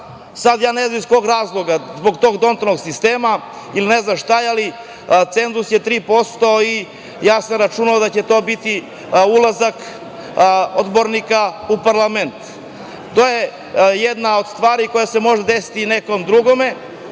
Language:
Serbian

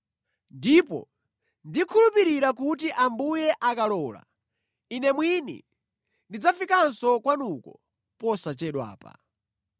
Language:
Nyanja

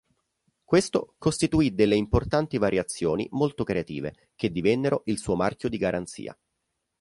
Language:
Italian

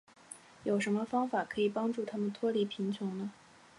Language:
Chinese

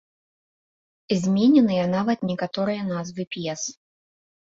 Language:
Belarusian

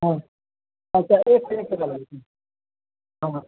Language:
Maithili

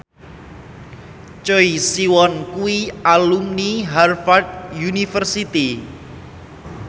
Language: Javanese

